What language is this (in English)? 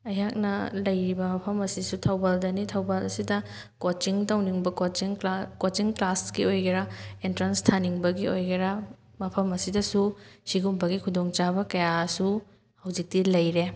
Manipuri